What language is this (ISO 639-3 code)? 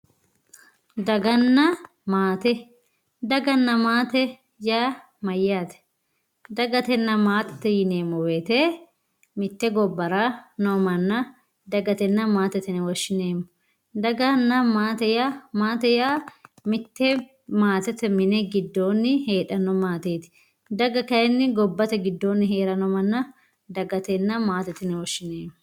sid